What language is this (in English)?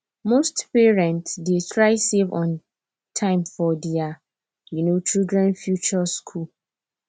Nigerian Pidgin